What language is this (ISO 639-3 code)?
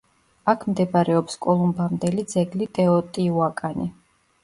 kat